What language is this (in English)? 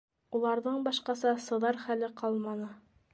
Bashkir